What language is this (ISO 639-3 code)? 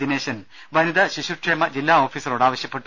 mal